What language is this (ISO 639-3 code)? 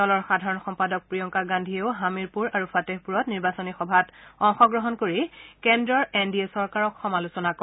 asm